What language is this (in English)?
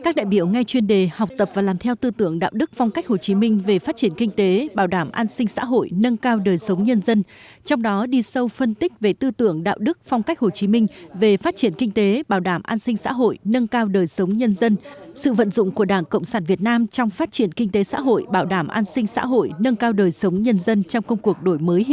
Vietnamese